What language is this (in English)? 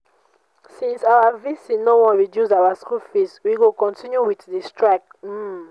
Nigerian Pidgin